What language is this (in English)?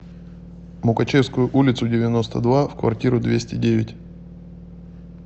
Russian